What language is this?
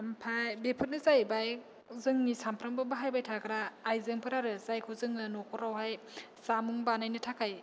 Bodo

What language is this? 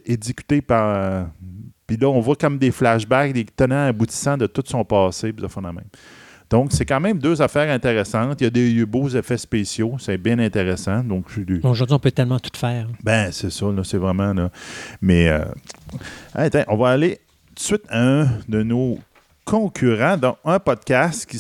French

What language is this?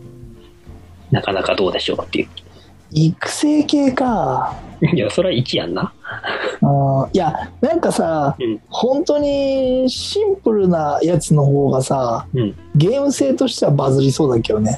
Japanese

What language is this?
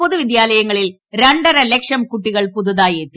Malayalam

